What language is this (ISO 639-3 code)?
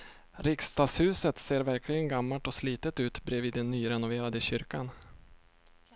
swe